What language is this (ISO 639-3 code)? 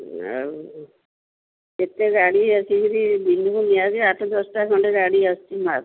ori